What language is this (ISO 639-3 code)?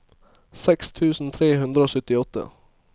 nor